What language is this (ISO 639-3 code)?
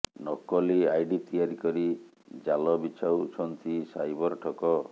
ori